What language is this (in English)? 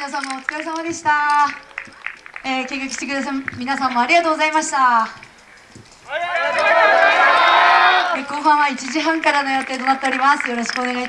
Japanese